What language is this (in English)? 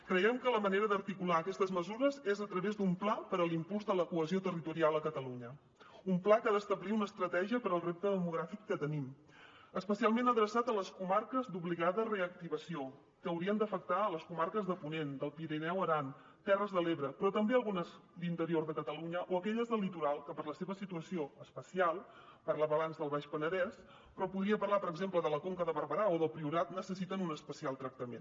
Catalan